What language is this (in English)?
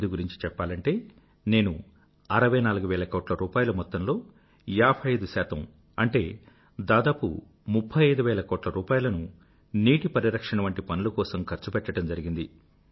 Telugu